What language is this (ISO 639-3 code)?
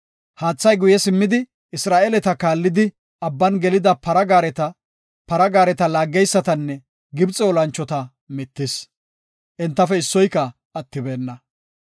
gof